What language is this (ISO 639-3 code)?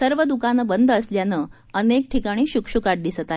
mar